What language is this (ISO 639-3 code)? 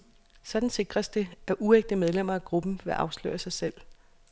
dan